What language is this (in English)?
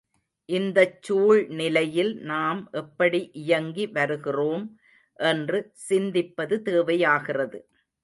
Tamil